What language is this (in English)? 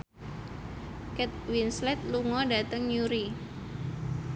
Javanese